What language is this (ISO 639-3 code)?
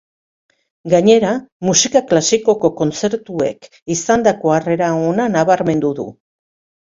eus